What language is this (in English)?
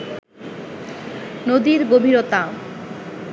Bangla